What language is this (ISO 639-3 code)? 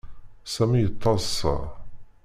kab